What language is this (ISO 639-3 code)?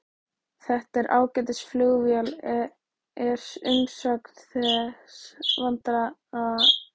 isl